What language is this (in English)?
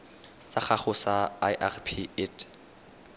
Tswana